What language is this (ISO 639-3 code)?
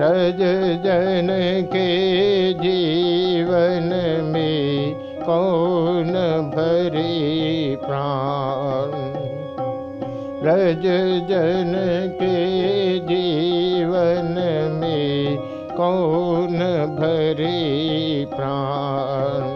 hin